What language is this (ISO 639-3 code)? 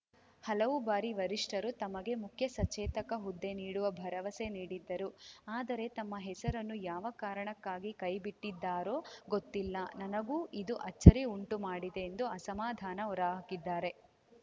kan